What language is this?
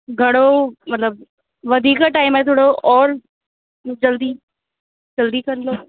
Sindhi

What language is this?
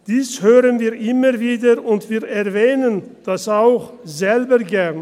Swiss German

